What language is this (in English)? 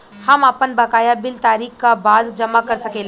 Bhojpuri